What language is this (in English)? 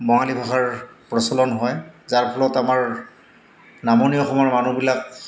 Assamese